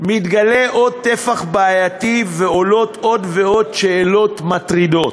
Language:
Hebrew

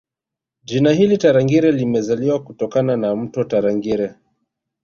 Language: Swahili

